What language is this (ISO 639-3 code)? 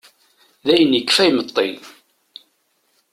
kab